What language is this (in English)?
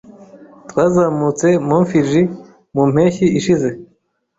Kinyarwanda